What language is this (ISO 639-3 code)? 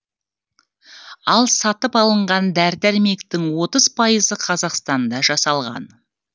kaz